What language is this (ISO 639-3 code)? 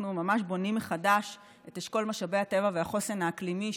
heb